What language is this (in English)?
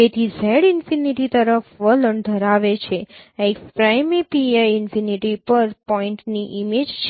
Gujarati